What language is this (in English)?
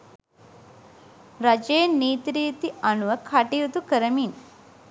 Sinhala